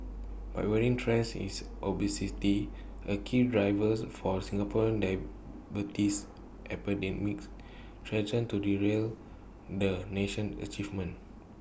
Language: English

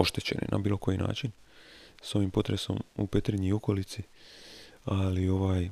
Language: Croatian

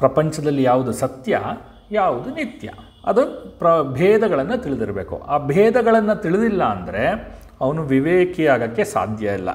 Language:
Kannada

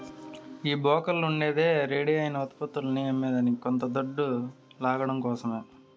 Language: Telugu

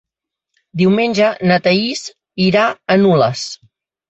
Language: Catalan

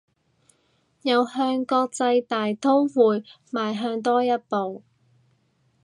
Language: Cantonese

